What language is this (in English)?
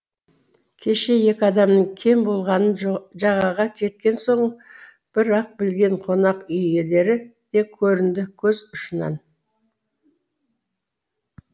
Kazakh